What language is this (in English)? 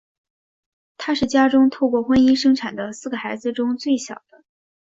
Chinese